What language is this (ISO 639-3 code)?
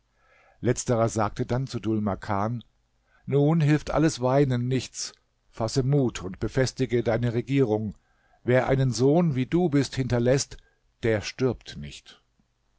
deu